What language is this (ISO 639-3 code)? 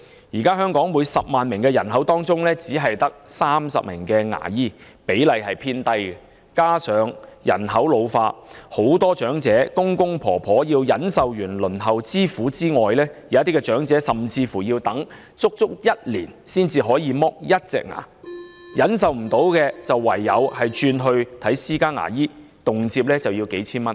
yue